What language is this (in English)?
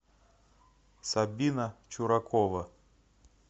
Russian